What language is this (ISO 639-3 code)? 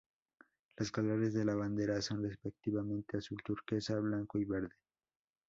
spa